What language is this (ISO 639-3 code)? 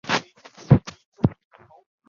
zho